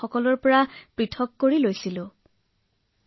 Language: Assamese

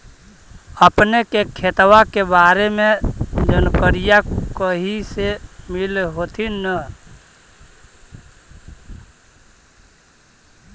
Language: Magahi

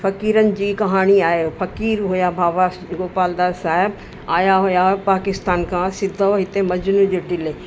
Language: Sindhi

